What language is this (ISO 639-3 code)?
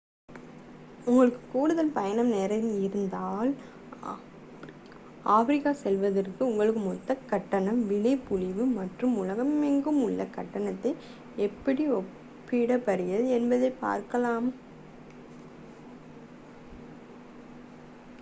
tam